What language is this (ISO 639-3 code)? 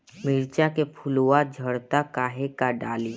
bho